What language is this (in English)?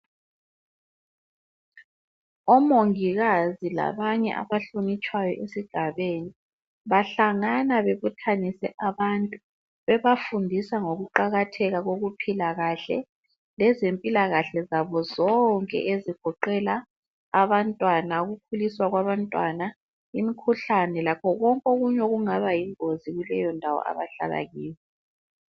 North Ndebele